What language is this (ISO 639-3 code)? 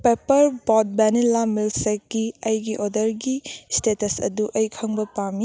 mni